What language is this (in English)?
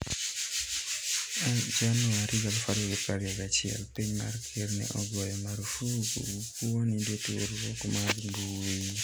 Luo (Kenya and Tanzania)